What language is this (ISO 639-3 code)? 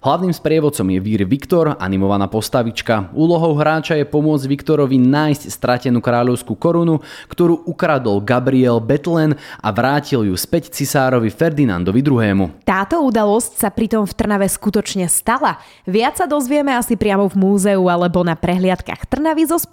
slk